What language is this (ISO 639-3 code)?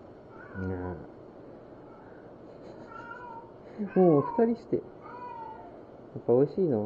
jpn